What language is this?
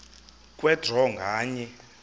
Xhosa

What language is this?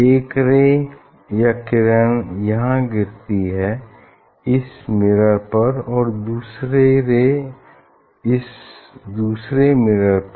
Hindi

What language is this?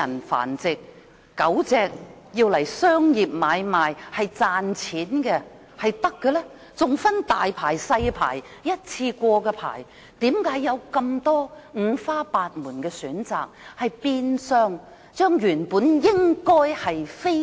Cantonese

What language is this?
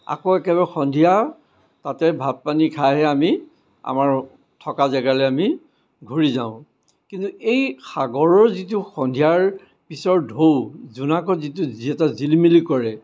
Assamese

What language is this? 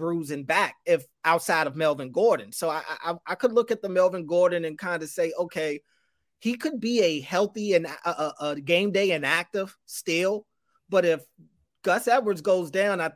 English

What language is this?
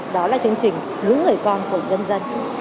Vietnamese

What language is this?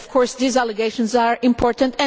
English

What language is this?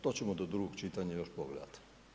Croatian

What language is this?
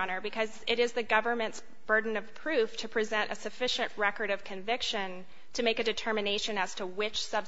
English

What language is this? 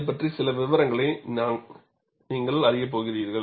Tamil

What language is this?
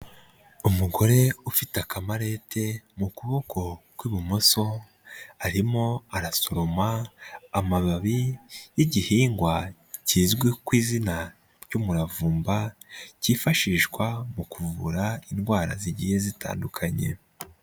Kinyarwanda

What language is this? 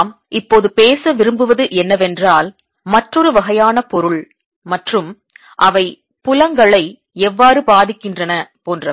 Tamil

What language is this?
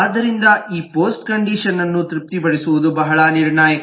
Kannada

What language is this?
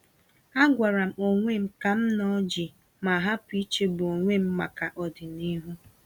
Igbo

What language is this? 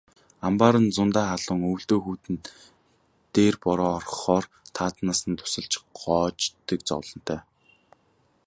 Mongolian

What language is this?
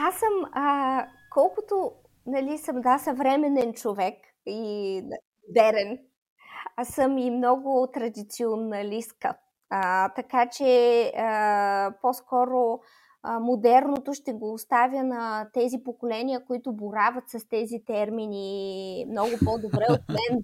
Bulgarian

